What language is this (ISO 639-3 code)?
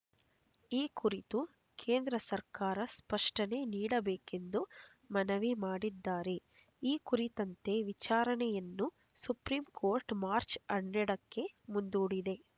kan